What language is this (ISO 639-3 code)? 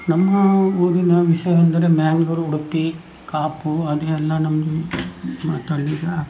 kan